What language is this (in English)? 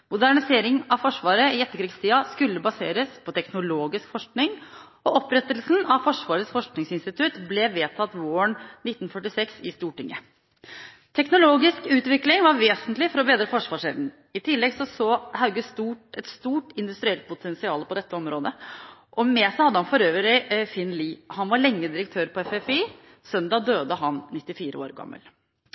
Norwegian Bokmål